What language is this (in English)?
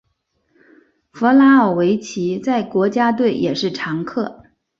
Chinese